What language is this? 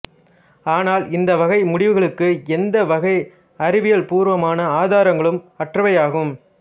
Tamil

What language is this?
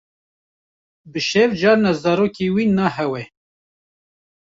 Kurdish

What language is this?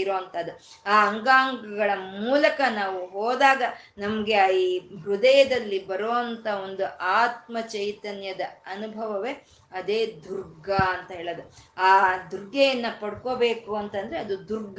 Kannada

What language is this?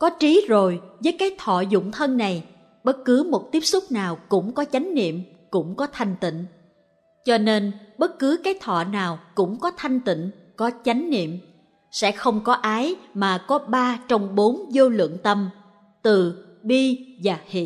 Vietnamese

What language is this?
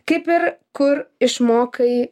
Lithuanian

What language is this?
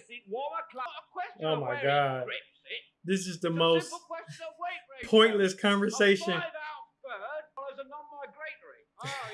English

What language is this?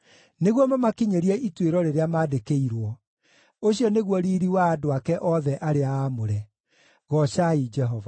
Kikuyu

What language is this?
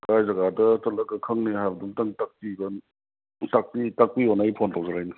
Manipuri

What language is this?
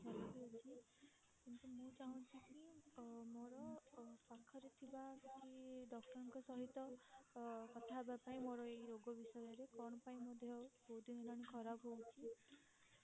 Odia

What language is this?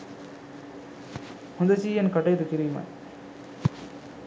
Sinhala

